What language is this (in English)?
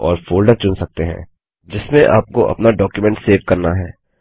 Hindi